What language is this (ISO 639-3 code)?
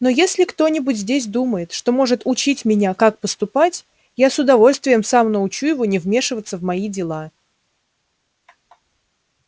rus